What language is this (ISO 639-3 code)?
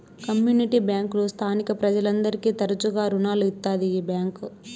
tel